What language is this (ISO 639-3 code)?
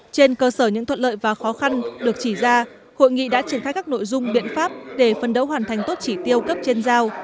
vie